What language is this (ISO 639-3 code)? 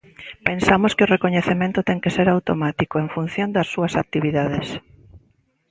glg